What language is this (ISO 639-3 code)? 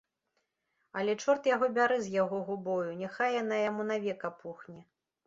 bel